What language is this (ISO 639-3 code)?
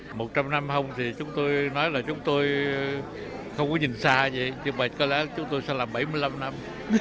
vie